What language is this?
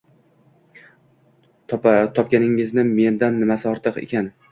Uzbek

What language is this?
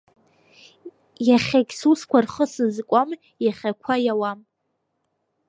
Abkhazian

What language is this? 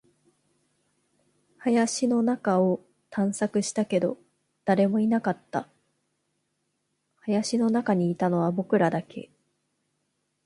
Japanese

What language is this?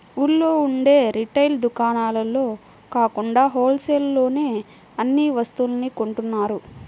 Telugu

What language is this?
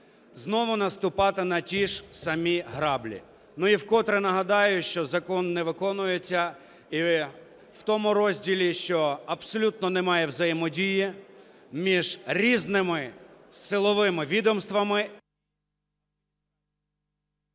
Ukrainian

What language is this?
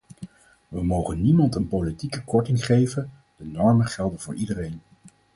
Dutch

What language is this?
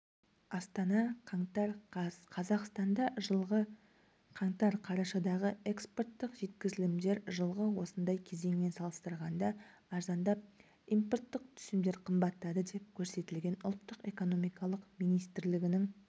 Kazakh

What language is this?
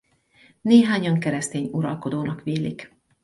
Hungarian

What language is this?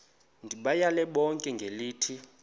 Xhosa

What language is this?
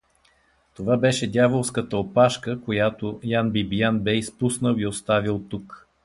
Bulgarian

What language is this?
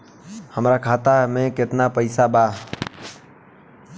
Bhojpuri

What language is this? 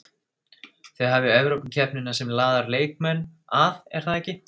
Icelandic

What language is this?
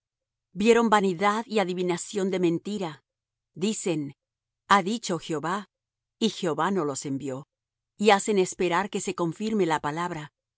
Spanish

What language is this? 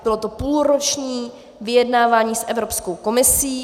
Czech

